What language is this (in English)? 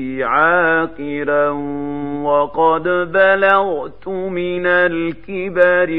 Arabic